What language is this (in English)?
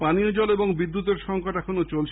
Bangla